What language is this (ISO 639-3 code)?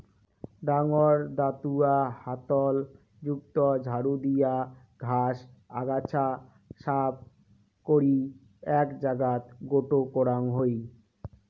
ben